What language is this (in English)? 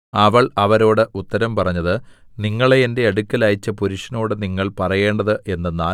Malayalam